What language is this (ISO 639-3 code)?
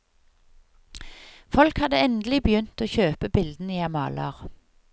nor